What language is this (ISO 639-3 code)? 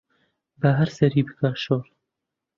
ckb